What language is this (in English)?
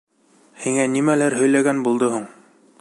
Bashkir